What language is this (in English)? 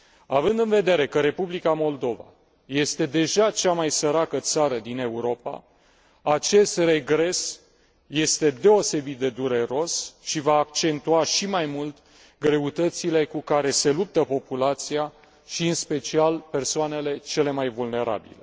Romanian